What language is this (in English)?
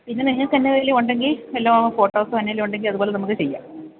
Malayalam